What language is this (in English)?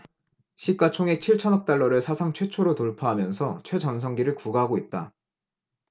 Korean